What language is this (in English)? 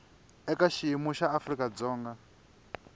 Tsonga